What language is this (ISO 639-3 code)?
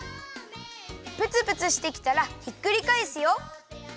jpn